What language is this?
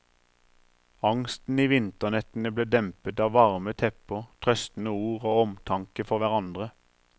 Norwegian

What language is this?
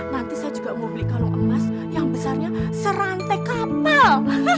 Indonesian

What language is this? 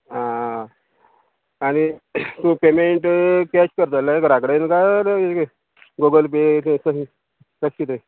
Konkani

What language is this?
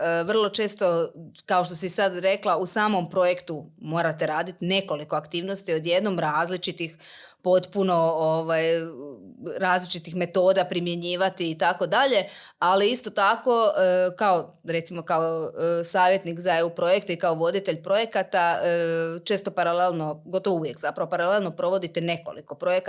Croatian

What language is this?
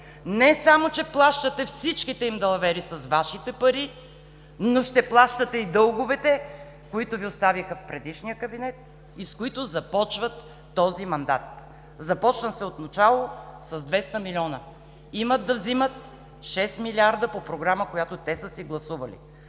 Bulgarian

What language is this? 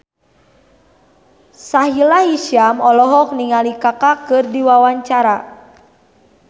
Sundanese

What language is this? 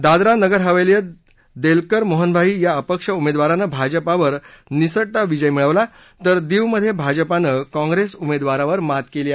Marathi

